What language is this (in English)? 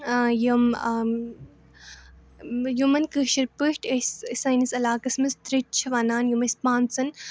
Kashmiri